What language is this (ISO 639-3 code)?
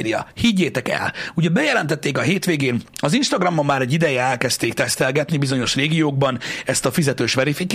hun